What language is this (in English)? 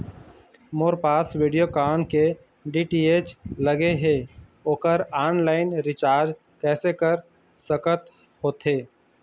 Chhattisgarhi